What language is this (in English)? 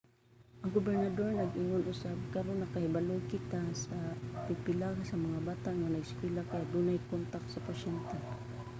Cebuano